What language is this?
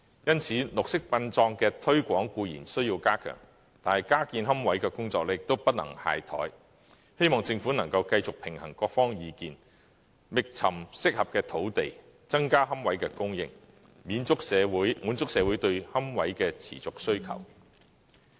Cantonese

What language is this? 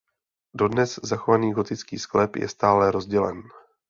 Czech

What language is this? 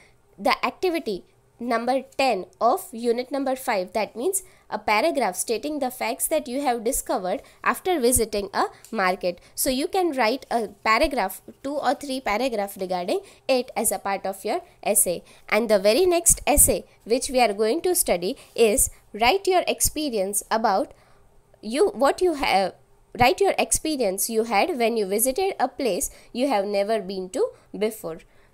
English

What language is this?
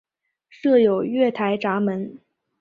Chinese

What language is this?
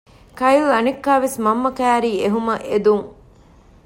Divehi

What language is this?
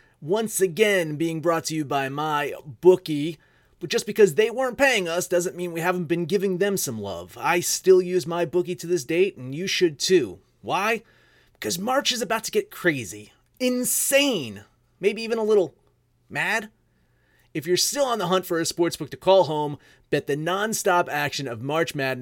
English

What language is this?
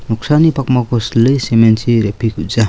Garo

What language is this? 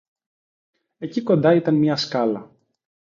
Greek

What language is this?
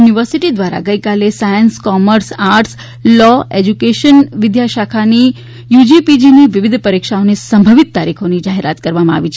Gujarati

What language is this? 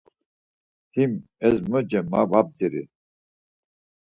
Laz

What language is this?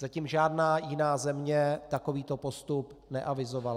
Czech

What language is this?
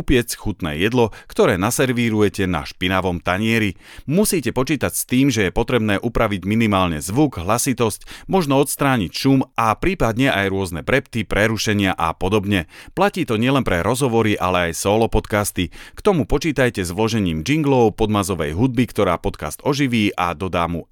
Slovak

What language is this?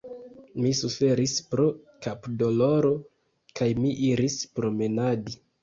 Esperanto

